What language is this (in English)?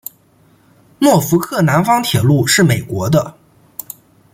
Chinese